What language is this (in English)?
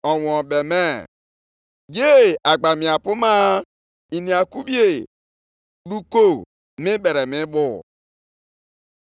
Igbo